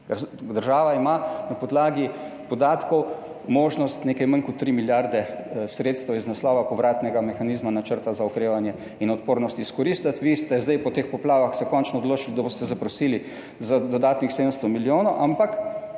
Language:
Slovenian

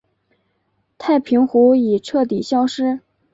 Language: Chinese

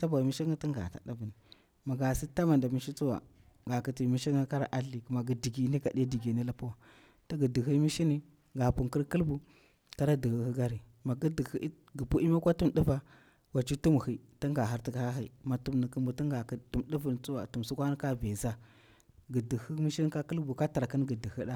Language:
Bura-Pabir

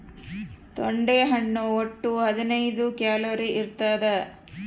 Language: Kannada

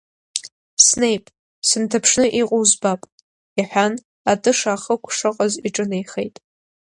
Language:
Abkhazian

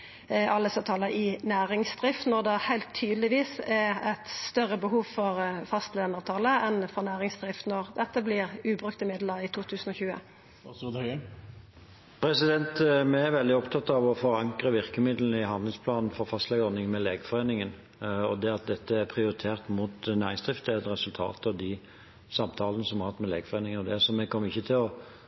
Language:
Norwegian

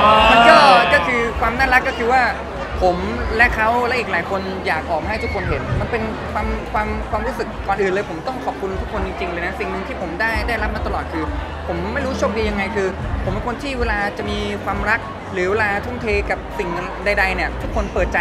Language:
Thai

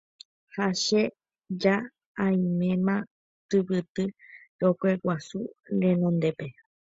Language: Guarani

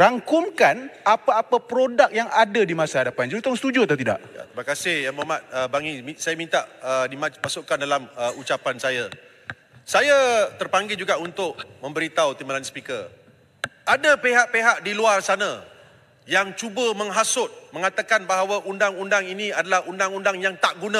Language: Malay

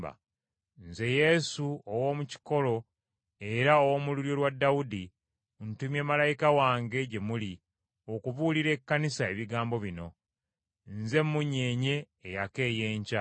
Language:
Ganda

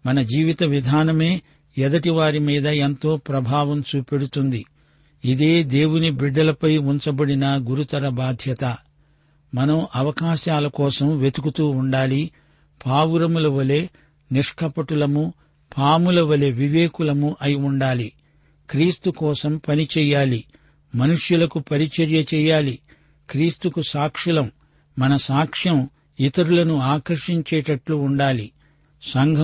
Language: Telugu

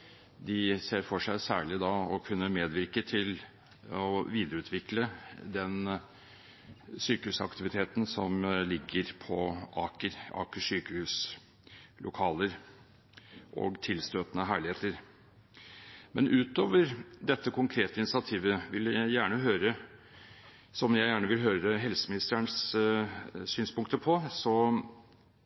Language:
Norwegian Bokmål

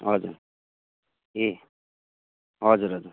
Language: Nepali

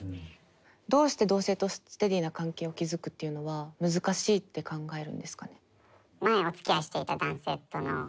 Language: Japanese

